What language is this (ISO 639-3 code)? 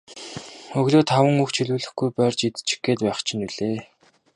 mon